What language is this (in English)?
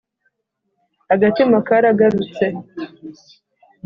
Kinyarwanda